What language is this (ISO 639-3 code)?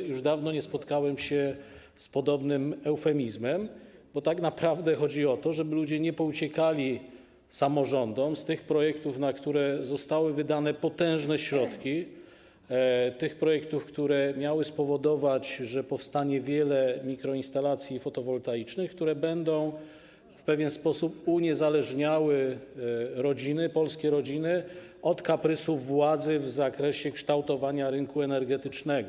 pol